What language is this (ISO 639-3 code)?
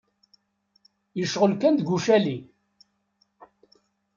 kab